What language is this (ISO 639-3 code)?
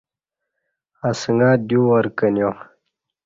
bsh